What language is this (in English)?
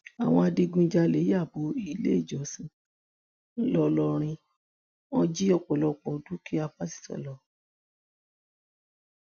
Yoruba